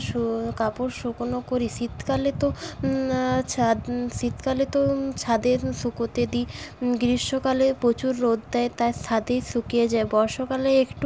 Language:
Bangla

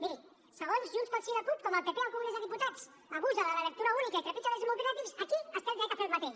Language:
Catalan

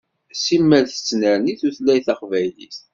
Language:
Kabyle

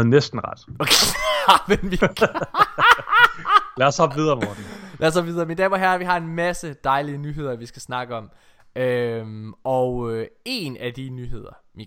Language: Danish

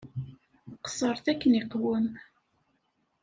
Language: Kabyle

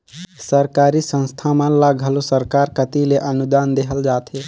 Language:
Chhattisgarhi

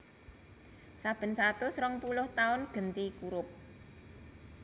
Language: Javanese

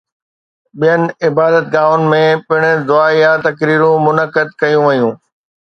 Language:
Sindhi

